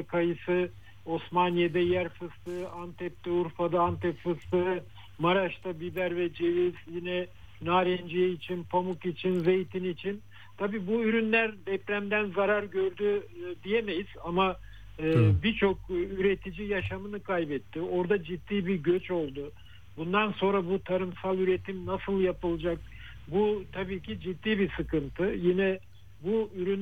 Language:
Turkish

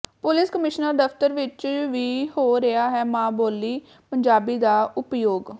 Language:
Punjabi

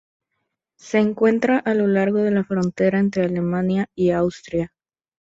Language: Spanish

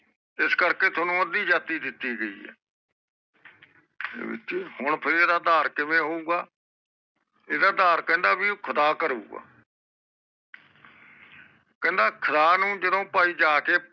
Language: Punjabi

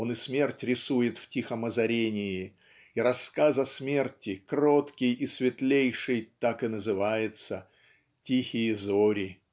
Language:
Russian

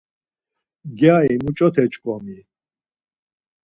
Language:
Laz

